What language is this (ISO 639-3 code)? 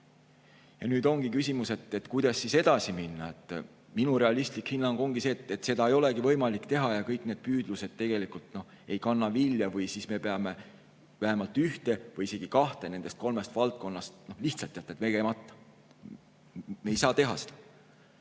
est